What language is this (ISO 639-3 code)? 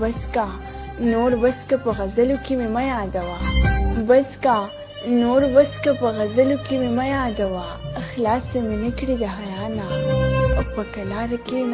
pus